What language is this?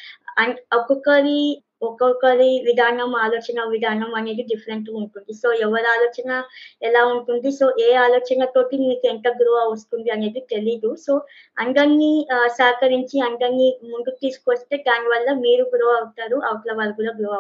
Telugu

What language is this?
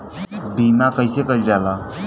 Bhojpuri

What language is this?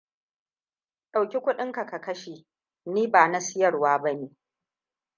Hausa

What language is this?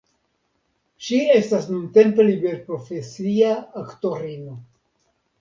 Esperanto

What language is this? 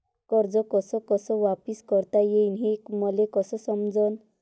Marathi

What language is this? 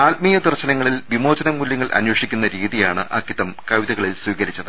Malayalam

